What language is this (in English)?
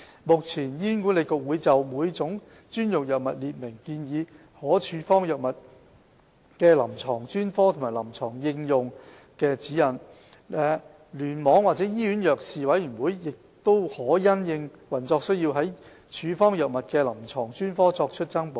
Cantonese